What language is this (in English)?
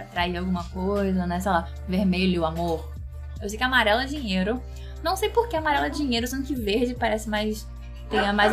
Portuguese